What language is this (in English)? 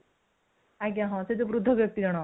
Odia